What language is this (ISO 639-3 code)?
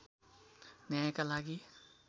nep